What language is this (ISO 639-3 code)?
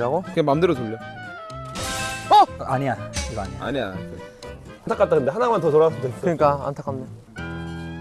kor